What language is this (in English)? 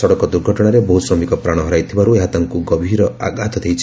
Odia